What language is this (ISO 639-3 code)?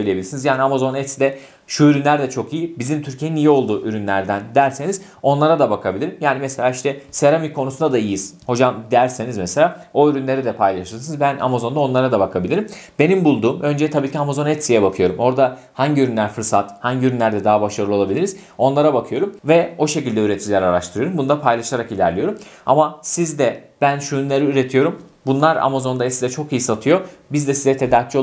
tur